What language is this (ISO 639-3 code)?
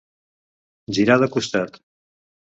cat